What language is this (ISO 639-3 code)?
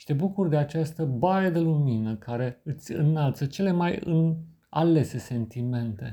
ron